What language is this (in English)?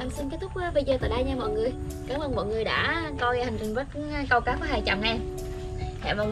Vietnamese